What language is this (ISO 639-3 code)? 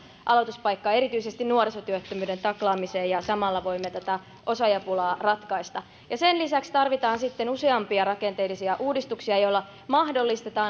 fin